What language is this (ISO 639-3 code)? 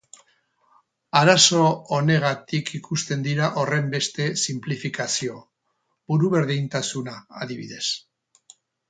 eus